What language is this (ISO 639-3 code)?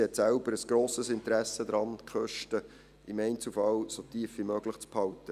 gsw